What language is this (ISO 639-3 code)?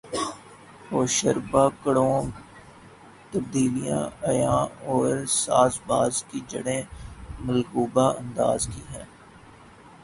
urd